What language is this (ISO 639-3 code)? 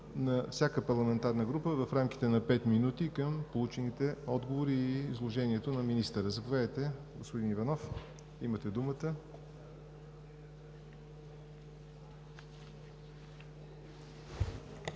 bul